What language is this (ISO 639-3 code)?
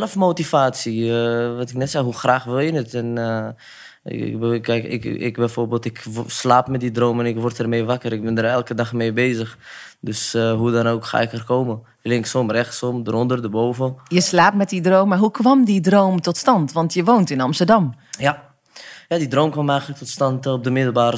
nld